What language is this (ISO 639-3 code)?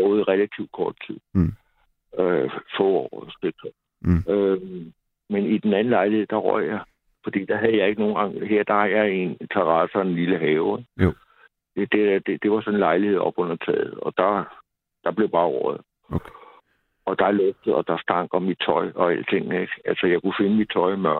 dan